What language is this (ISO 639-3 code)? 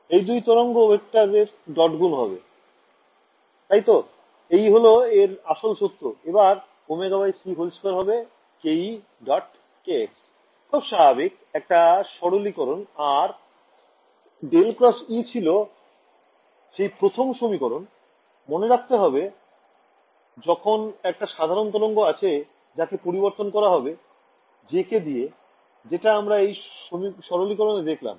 ben